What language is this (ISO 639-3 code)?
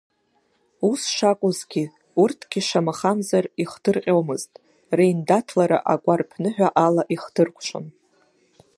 abk